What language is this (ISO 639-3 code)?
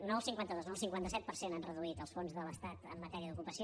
cat